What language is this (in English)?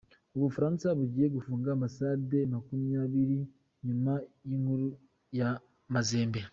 Kinyarwanda